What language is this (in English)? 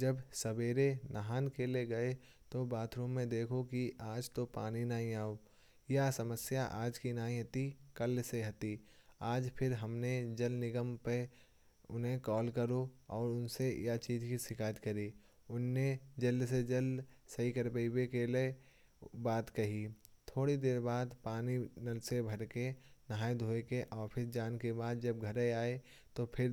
Kanauji